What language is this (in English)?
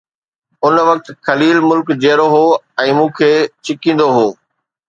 Sindhi